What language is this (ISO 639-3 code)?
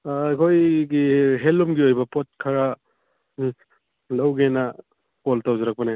mni